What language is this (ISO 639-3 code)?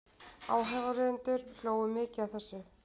isl